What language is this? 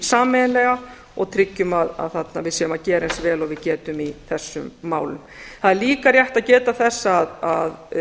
Icelandic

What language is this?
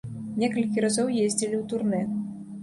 Belarusian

